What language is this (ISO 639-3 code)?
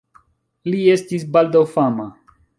epo